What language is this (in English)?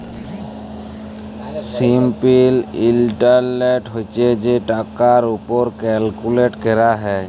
Bangla